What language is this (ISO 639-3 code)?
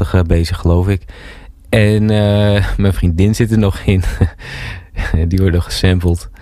nld